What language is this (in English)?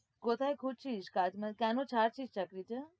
Bangla